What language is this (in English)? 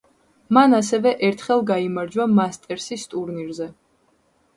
Georgian